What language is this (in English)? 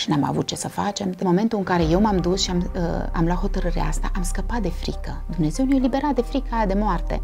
Romanian